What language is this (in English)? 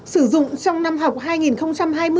Vietnamese